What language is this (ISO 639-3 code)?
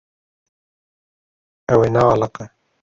kur